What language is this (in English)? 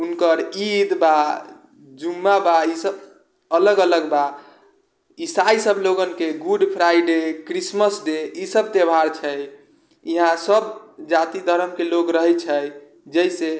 Maithili